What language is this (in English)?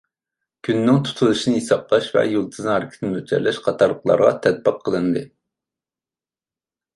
Uyghur